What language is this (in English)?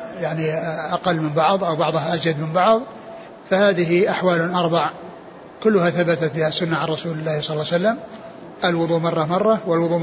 Arabic